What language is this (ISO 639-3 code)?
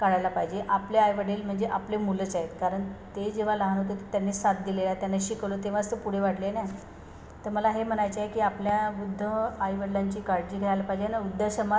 mar